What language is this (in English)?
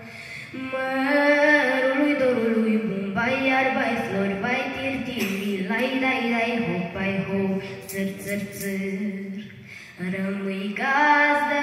Romanian